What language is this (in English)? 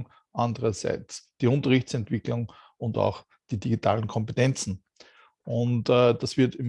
German